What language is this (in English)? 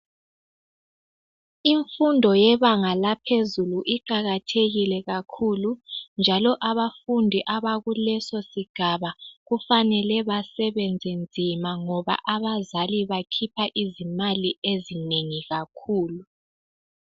North Ndebele